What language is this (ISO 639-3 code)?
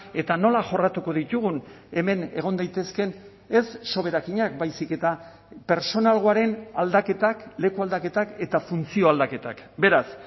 eus